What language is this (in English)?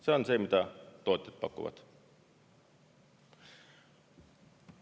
Estonian